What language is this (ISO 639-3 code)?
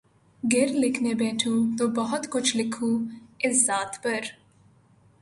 urd